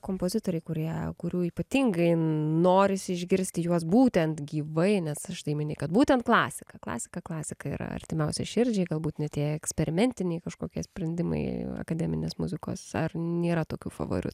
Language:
Lithuanian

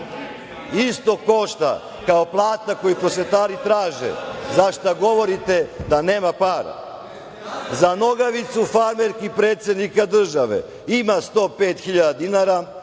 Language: Serbian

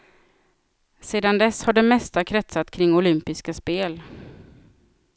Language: Swedish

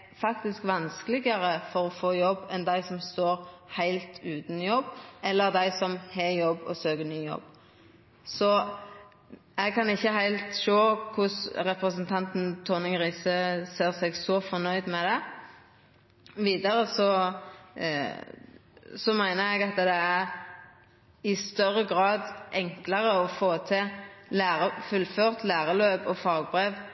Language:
Norwegian Nynorsk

